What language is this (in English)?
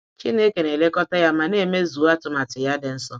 Igbo